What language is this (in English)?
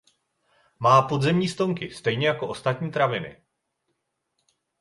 Czech